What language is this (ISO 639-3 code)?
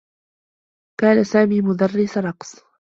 ara